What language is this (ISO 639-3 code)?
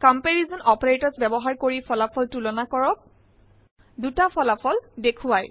asm